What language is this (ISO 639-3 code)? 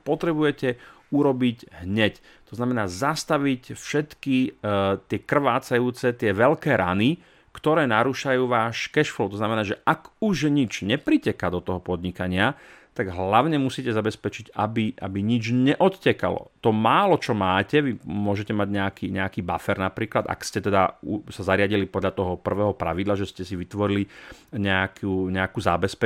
slk